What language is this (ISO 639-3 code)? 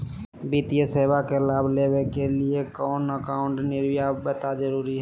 mag